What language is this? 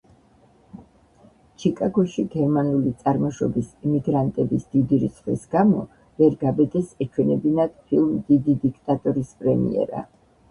Georgian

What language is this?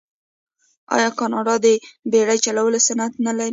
Pashto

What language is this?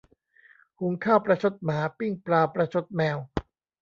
Thai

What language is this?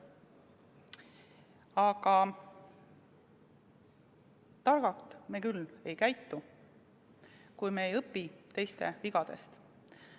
Estonian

